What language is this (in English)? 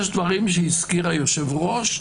Hebrew